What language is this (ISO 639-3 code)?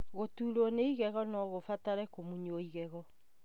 kik